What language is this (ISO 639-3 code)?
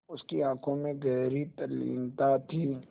hin